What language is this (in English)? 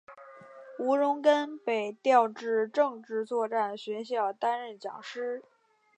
Chinese